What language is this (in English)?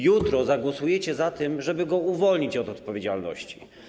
Polish